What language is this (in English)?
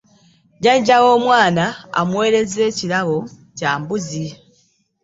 Ganda